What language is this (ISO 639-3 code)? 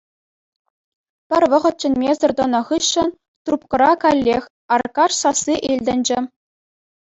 chv